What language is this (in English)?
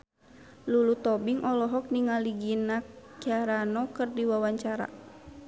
Sundanese